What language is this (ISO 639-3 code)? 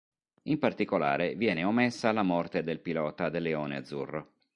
ita